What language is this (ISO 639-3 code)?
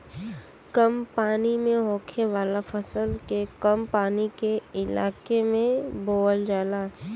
bho